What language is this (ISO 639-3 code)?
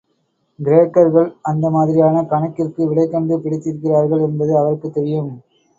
tam